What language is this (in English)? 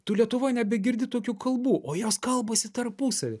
Lithuanian